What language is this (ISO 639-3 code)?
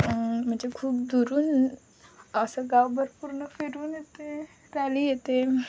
mar